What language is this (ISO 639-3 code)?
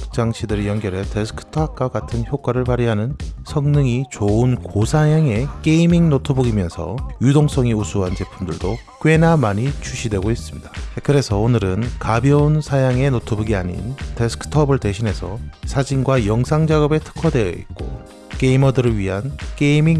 kor